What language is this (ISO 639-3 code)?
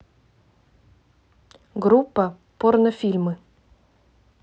rus